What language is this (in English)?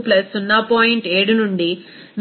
Telugu